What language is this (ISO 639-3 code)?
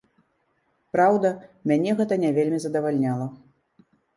bel